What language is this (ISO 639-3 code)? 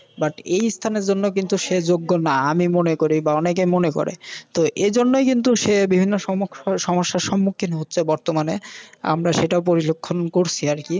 ben